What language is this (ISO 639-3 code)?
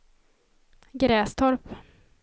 swe